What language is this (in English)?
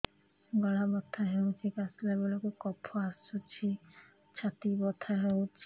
Odia